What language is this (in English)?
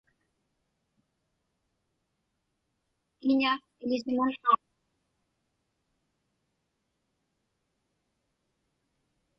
Inupiaq